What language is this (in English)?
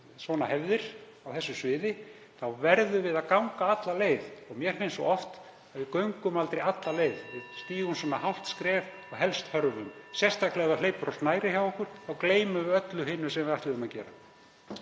Icelandic